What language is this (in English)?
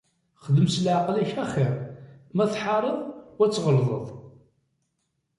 Kabyle